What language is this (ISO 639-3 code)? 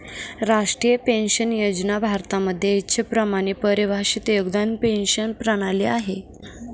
mar